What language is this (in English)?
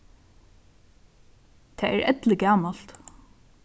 Faroese